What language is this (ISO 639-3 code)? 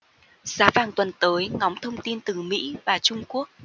vie